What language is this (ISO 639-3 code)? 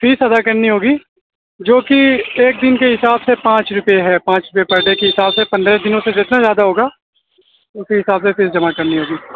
urd